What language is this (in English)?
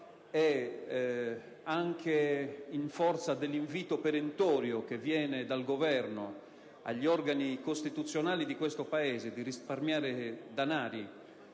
Italian